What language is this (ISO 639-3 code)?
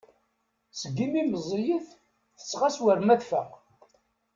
kab